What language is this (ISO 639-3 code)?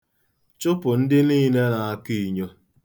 ibo